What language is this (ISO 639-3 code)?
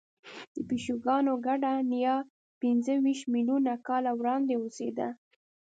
pus